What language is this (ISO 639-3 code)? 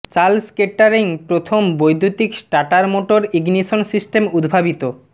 ben